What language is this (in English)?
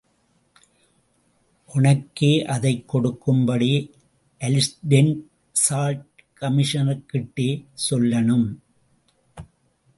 Tamil